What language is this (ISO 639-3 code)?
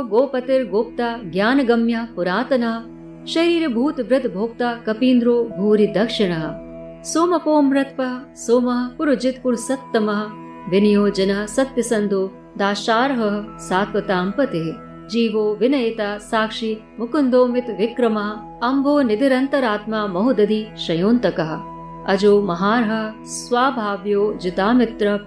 hin